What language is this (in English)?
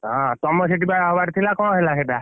Odia